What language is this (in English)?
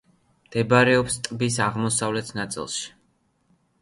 Georgian